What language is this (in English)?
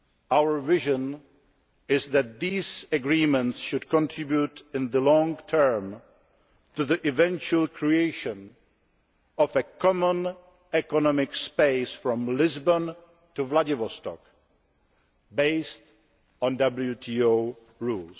English